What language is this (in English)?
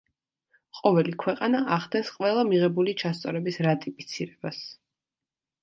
Georgian